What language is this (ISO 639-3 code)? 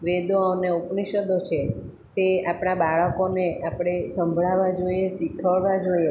guj